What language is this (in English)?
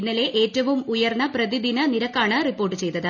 Malayalam